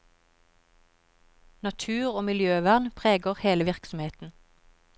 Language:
Norwegian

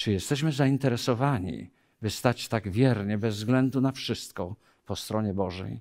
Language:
Polish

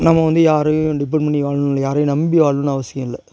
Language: Tamil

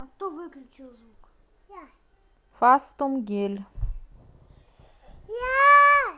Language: Russian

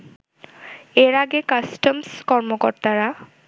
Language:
Bangla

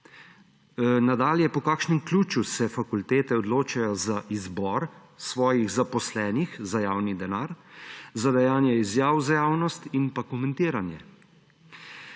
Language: Slovenian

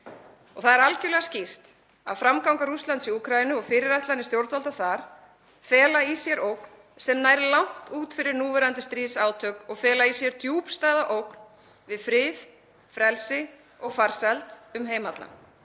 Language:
Icelandic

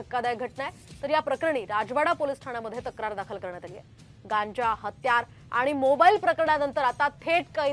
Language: Marathi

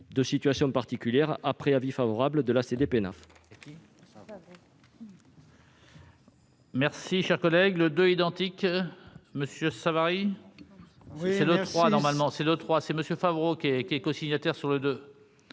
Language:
French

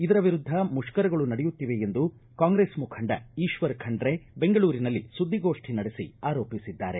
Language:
Kannada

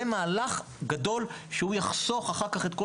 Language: Hebrew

